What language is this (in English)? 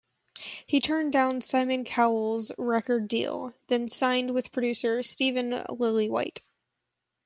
English